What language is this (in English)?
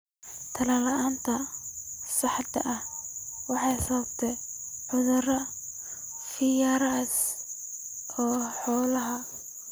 Somali